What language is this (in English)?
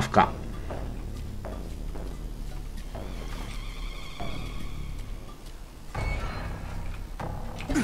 Czech